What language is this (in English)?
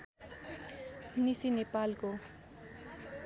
Nepali